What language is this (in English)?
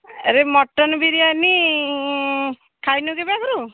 Odia